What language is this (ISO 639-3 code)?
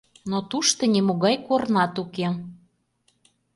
chm